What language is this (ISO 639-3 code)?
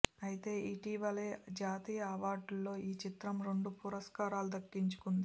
tel